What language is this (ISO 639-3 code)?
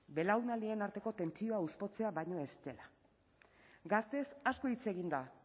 eus